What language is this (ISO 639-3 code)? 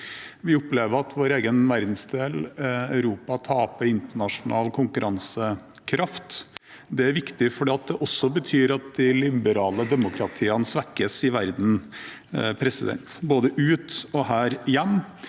nor